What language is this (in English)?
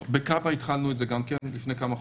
Hebrew